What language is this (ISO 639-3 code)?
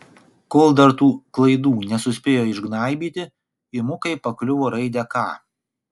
lit